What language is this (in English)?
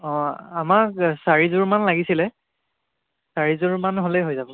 Assamese